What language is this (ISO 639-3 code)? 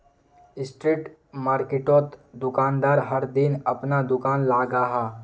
mag